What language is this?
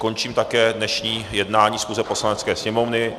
Czech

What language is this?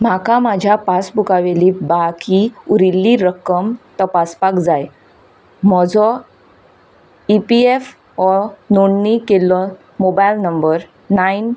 Konkani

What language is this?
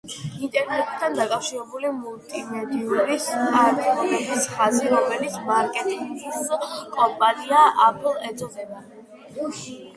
Georgian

